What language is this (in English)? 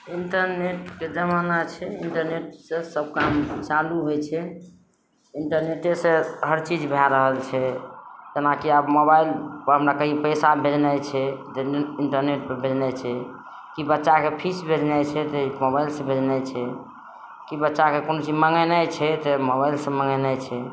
Maithili